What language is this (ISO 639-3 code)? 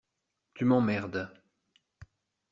fra